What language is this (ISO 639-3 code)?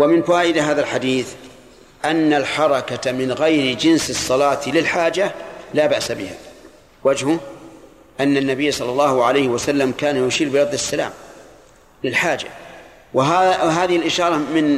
ara